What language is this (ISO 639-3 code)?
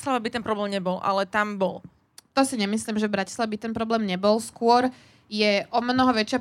slk